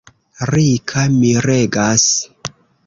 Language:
Esperanto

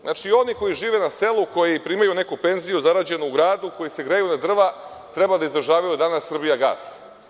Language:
Serbian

